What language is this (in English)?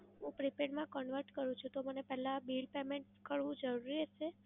Gujarati